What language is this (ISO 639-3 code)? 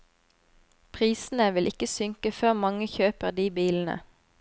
nor